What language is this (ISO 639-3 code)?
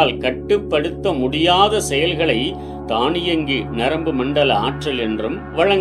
tam